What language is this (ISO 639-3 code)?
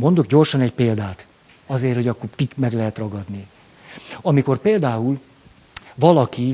hun